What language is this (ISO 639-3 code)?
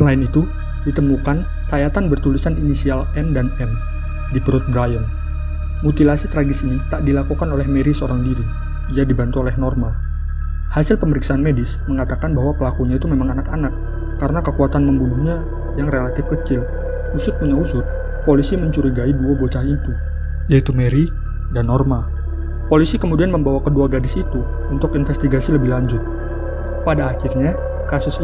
ind